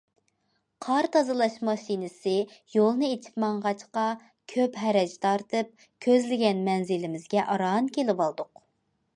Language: Uyghur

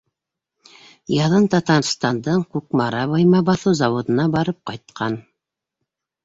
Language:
Bashkir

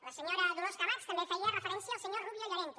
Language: Catalan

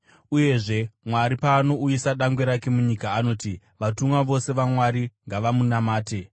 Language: Shona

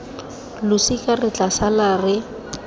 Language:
Tswana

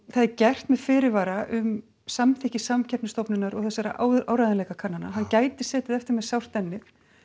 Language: Icelandic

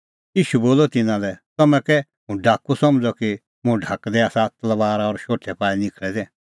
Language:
Kullu Pahari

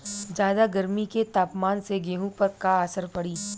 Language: Bhojpuri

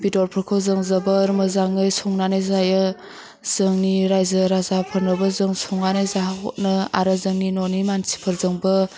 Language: Bodo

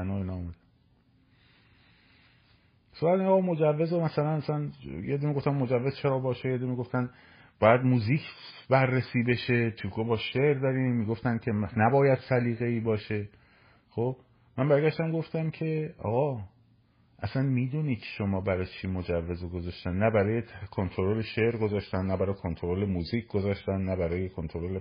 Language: Persian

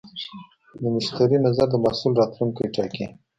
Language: Pashto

